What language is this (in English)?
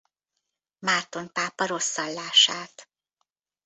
Hungarian